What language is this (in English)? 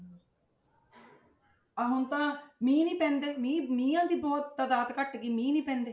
Punjabi